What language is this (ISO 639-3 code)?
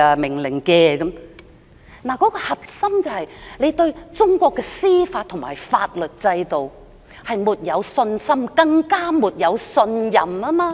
yue